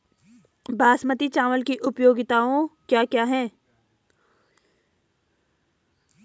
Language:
Hindi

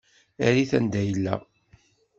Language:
Kabyle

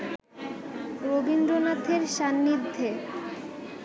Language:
Bangla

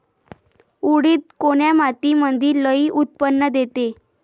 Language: Marathi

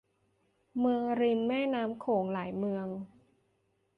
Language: Thai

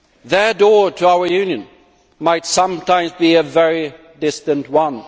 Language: English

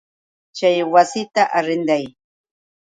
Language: Yauyos Quechua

